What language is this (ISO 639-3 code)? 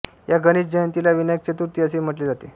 mar